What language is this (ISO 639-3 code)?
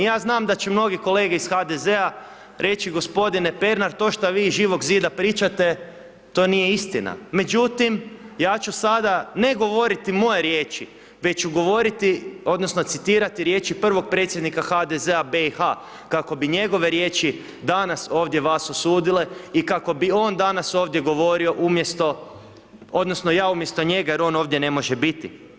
hrv